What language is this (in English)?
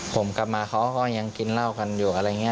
Thai